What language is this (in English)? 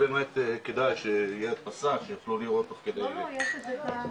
Hebrew